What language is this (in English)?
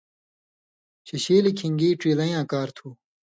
Indus Kohistani